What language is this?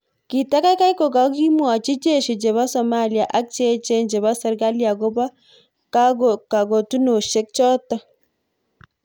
Kalenjin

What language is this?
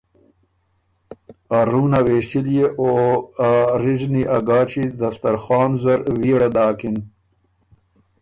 Ormuri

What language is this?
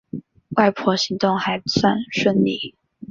Chinese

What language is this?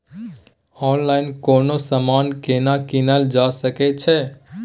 Maithili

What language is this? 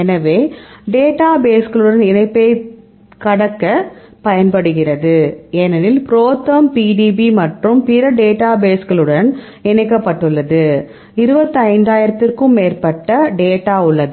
Tamil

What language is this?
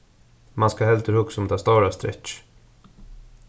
Faroese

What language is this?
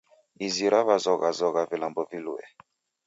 Taita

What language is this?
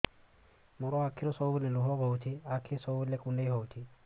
Odia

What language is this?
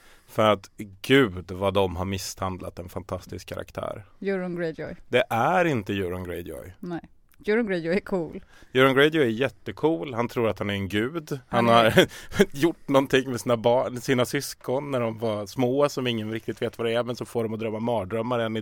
Swedish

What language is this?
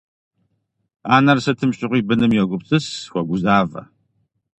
Kabardian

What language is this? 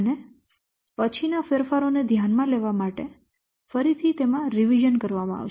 Gujarati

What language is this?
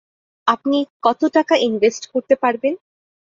Bangla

